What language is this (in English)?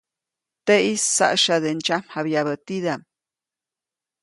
Copainalá Zoque